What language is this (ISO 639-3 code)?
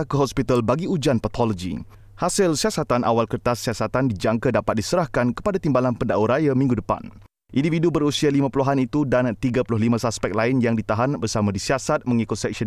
msa